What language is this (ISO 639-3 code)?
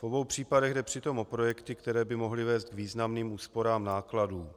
ces